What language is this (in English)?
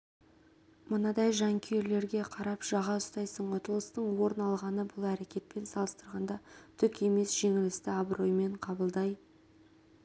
Kazakh